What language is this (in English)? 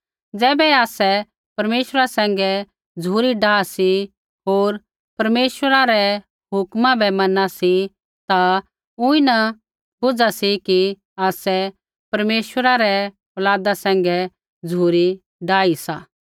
Kullu Pahari